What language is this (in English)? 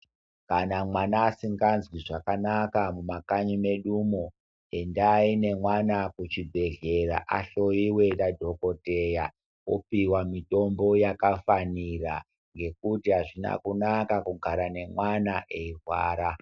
Ndau